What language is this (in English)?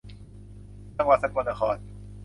Thai